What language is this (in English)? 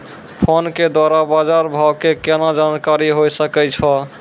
Maithili